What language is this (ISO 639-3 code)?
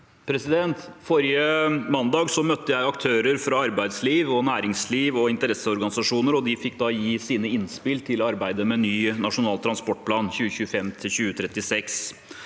nor